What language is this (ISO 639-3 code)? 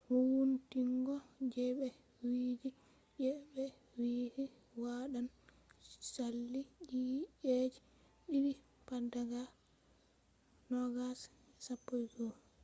ful